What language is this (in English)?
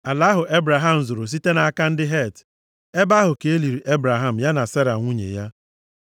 Igbo